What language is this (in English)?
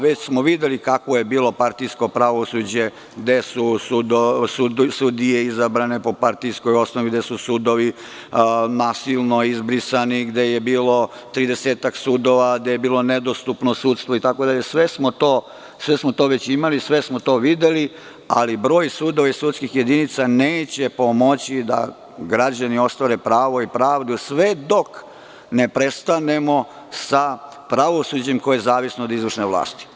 Serbian